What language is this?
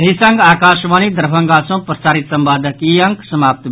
Maithili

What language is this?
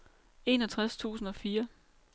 Danish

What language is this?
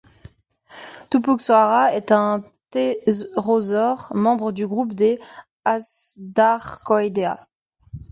French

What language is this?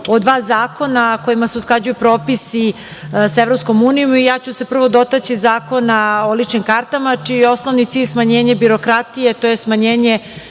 Serbian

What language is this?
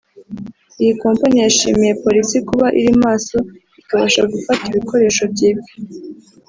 Kinyarwanda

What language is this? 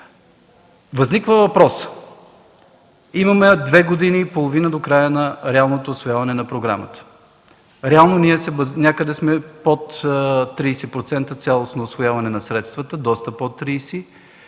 Bulgarian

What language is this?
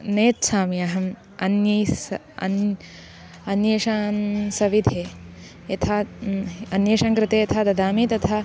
Sanskrit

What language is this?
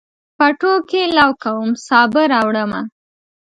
Pashto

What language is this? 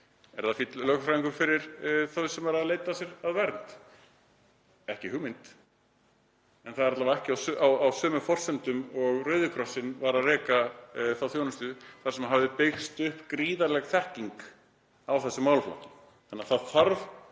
Icelandic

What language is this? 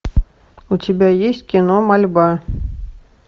Russian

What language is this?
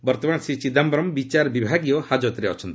Odia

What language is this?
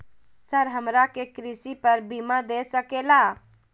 Magahi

